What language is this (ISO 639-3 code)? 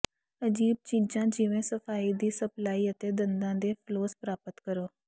pan